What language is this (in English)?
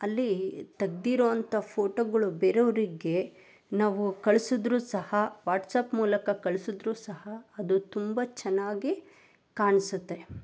Kannada